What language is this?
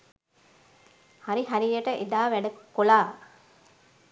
Sinhala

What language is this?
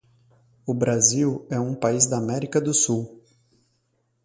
Portuguese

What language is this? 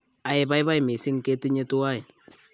Kalenjin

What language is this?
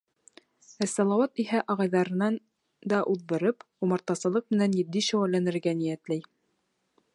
Bashkir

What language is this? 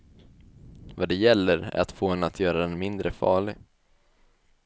Swedish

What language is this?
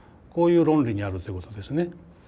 Japanese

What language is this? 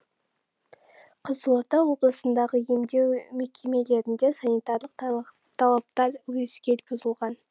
Kazakh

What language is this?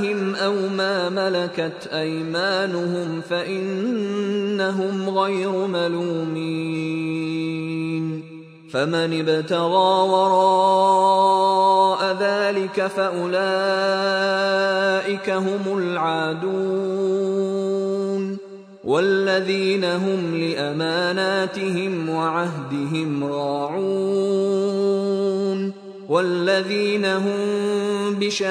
Filipino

